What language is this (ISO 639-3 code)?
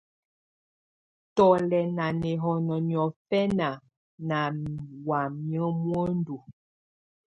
tvu